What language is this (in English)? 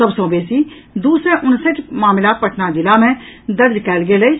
Maithili